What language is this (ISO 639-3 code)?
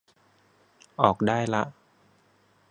tha